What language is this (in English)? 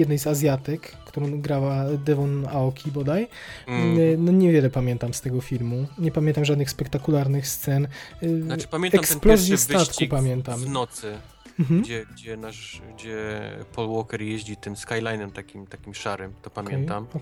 Polish